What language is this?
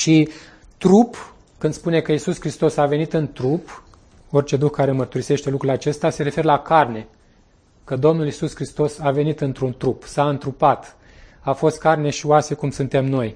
Romanian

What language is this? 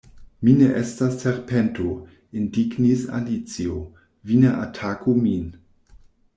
Esperanto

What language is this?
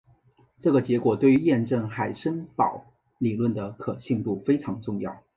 Chinese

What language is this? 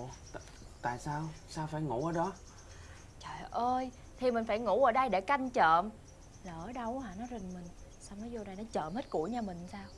Vietnamese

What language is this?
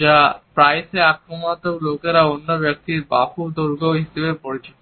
Bangla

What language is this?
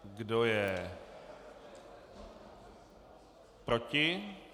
Czech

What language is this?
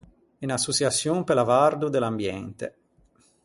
Ligurian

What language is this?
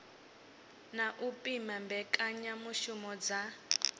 Venda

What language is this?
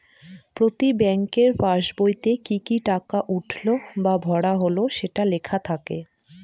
Bangla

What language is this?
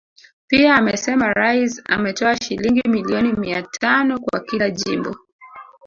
Swahili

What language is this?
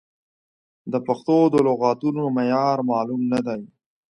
Pashto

